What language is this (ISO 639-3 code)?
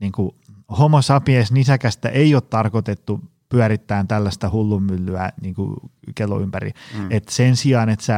fin